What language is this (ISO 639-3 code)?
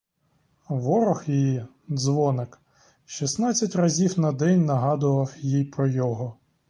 ukr